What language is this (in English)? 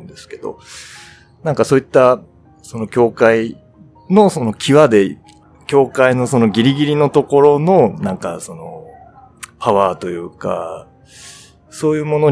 Chinese